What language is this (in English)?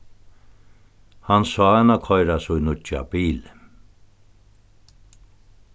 Faroese